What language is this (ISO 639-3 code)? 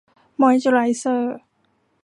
tha